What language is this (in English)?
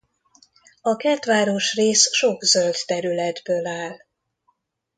Hungarian